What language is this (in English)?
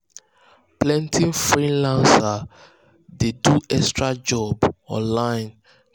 Nigerian Pidgin